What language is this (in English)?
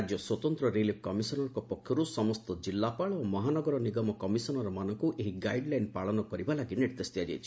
Odia